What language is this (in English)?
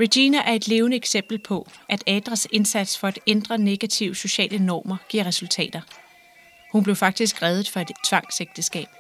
Danish